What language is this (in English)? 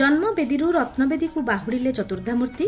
Odia